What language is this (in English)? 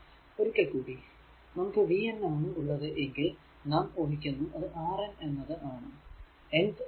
Malayalam